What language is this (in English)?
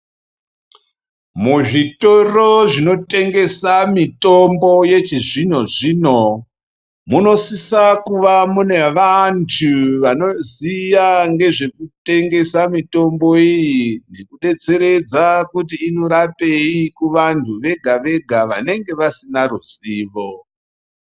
Ndau